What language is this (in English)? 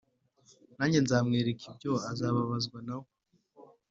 Kinyarwanda